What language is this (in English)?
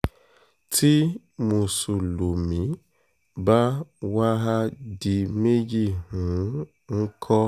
Yoruba